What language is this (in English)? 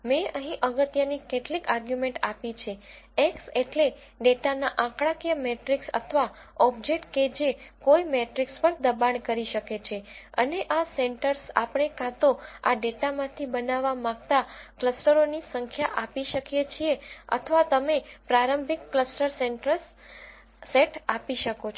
Gujarati